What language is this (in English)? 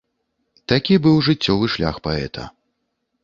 Belarusian